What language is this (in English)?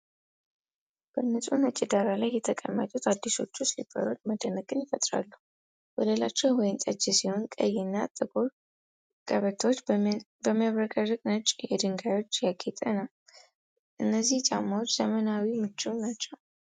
Amharic